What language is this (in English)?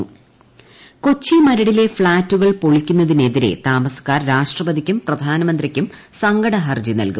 Malayalam